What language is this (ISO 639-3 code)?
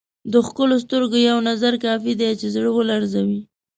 pus